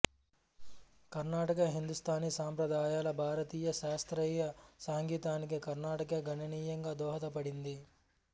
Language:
Telugu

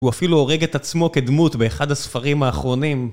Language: Hebrew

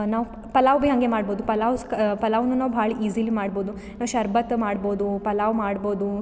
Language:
Kannada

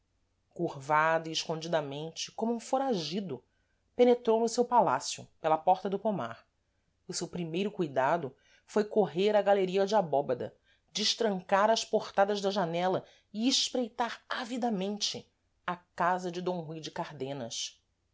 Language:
Portuguese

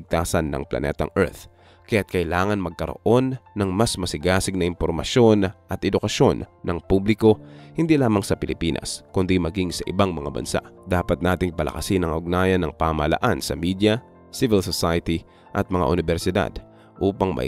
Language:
Filipino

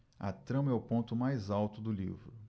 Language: Portuguese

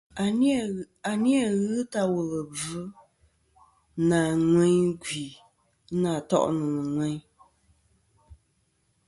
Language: Kom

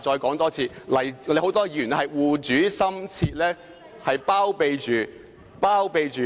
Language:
Cantonese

